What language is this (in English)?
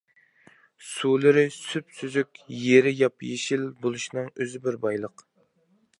Uyghur